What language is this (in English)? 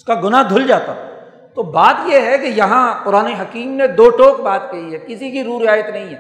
Urdu